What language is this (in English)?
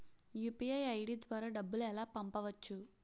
Telugu